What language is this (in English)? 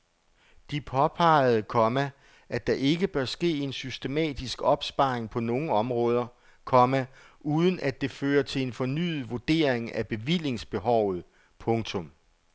Danish